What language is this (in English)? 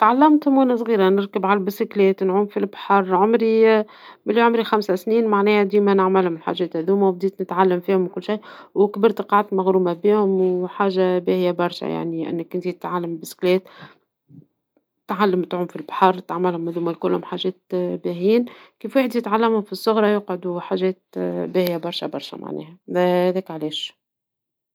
Tunisian Arabic